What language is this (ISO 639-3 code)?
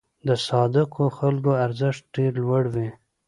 pus